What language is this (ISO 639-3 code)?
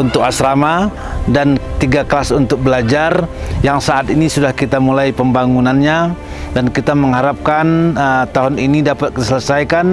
ind